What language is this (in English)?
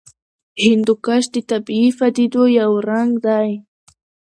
Pashto